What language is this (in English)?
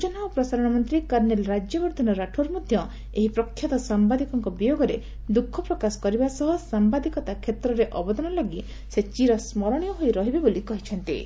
Odia